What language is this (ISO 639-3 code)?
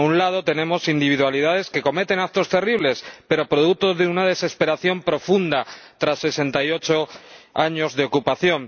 spa